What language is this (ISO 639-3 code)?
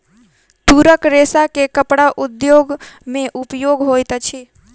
mai